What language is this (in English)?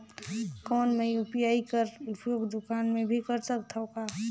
Chhattisgarhi